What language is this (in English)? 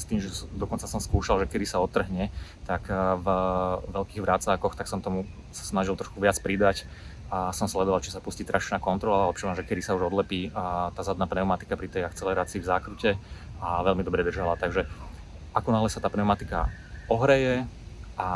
Slovak